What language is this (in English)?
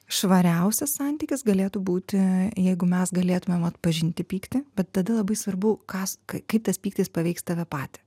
Lithuanian